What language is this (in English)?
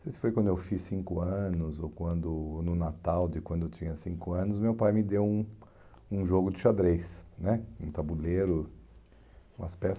Portuguese